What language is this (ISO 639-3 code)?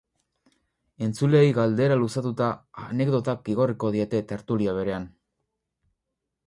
eus